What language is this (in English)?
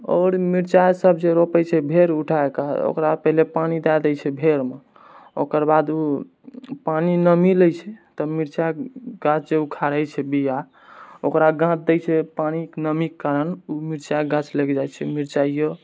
Maithili